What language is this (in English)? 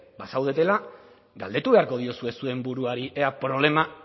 Basque